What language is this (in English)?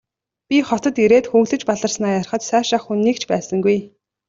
Mongolian